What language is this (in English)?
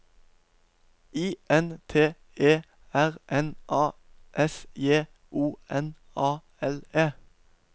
Norwegian